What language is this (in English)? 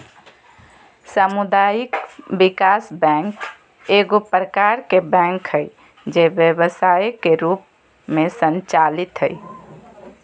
Magahi